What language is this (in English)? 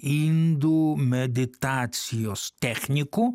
Lithuanian